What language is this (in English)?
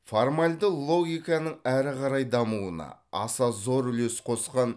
Kazakh